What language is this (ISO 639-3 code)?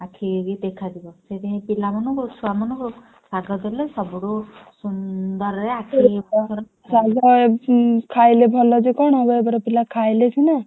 ori